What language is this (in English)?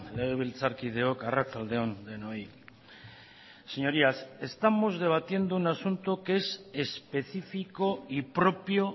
Spanish